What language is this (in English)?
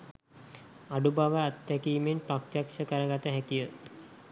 Sinhala